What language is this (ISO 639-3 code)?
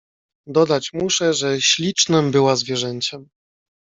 pol